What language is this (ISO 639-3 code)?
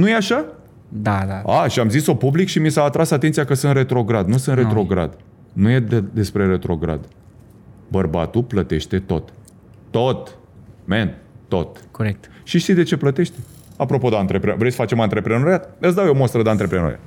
ron